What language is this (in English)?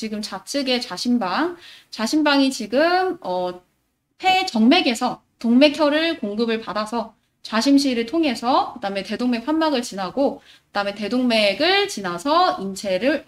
Korean